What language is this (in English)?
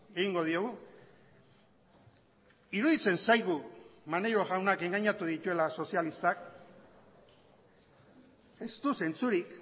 Basque